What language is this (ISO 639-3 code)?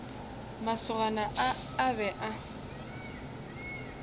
nso